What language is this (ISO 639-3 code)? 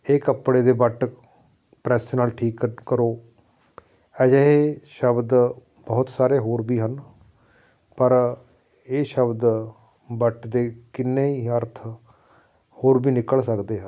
pan